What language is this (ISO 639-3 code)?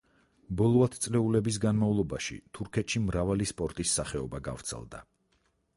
kat